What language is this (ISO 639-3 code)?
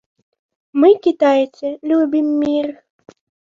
bel